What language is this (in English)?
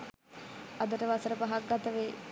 Sinhala